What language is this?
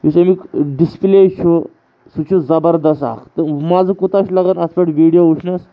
Kashmiri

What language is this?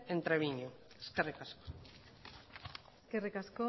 Basque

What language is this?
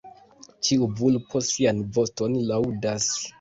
Esperanto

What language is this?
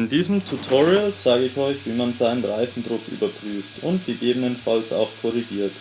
German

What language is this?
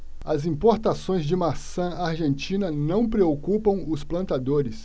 Portuguese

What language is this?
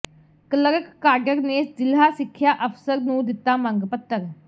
Punjabi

